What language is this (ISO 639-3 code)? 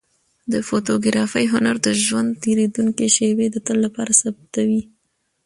pus